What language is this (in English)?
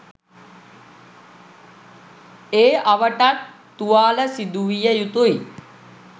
Sinhala